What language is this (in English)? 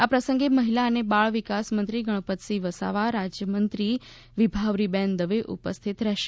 Gujarati